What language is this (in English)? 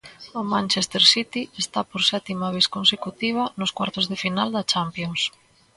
Galician